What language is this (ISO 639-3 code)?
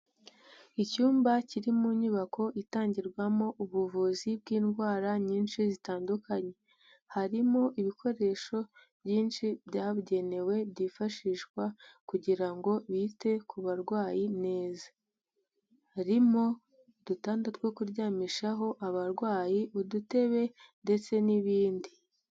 kin